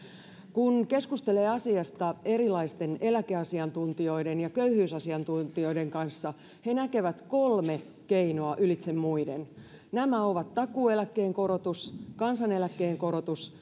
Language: Finnish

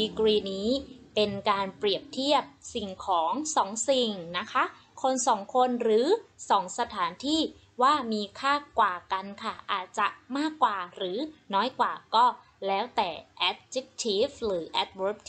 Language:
Thai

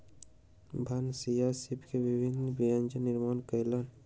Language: Maithili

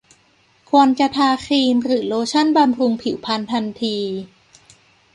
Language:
Thai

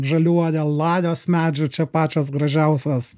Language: Lithuanian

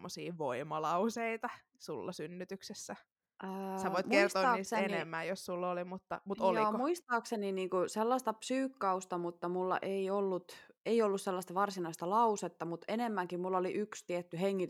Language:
Finnish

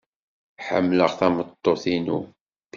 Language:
Kabyle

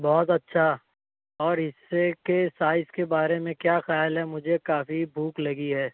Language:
Urdu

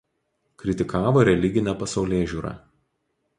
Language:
Lithuanian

